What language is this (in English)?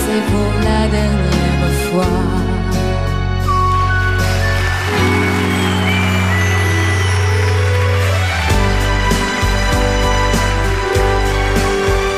French